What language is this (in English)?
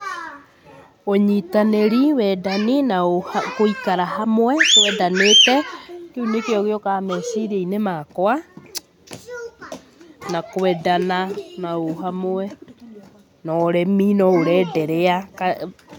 Kikuyu